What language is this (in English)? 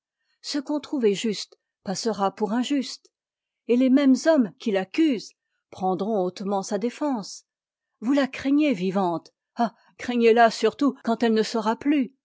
French